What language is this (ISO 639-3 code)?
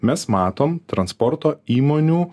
lit